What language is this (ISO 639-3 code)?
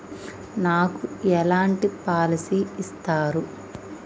tel